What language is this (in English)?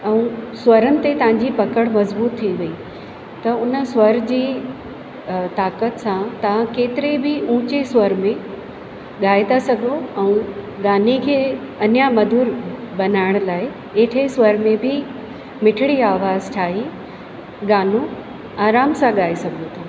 Sindhi